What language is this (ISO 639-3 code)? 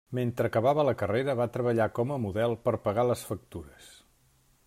cat